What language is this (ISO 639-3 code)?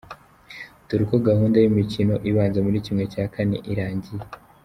kin